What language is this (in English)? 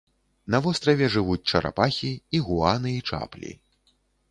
Belarusian